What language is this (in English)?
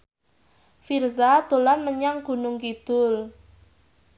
Javanese